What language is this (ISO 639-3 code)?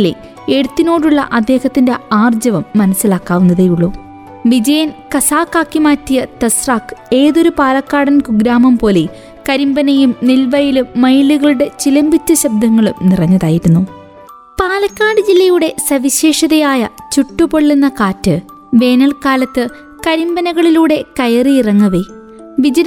mal